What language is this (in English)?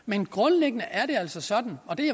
Danish